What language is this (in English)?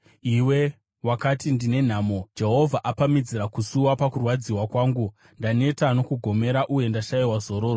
Shona